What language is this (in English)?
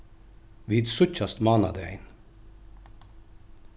Faroese